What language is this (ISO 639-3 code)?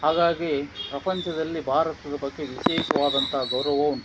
kan